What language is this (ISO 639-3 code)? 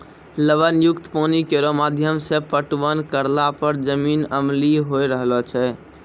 mai